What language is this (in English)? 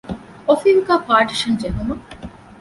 Divehi